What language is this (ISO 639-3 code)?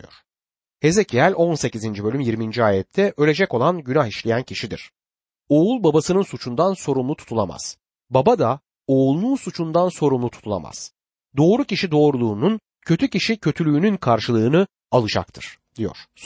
tur